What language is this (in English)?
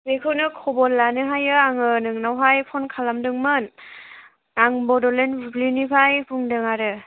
Bodo